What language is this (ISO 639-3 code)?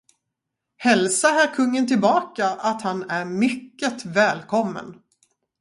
swe